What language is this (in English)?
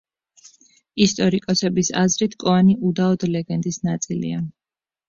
Georgian